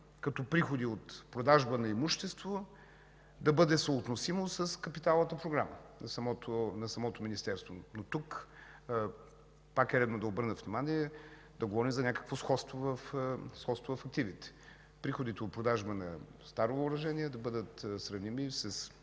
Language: Bulgarian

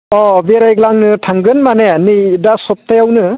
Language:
Bodo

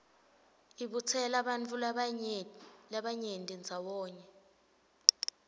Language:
Swati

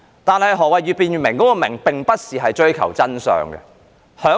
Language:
Cantonese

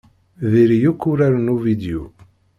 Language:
Kabyle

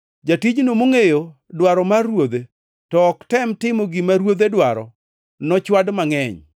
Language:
Luo (Kenya and Tanzania)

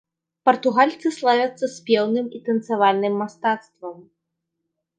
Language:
Belarusian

